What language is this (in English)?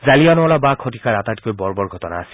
Assamese